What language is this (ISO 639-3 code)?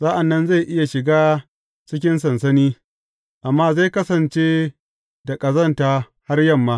hau